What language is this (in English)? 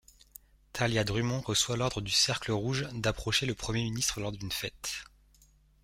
French